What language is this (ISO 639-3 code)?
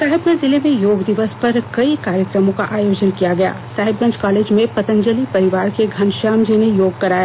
hin